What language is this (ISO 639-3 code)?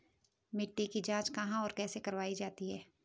hin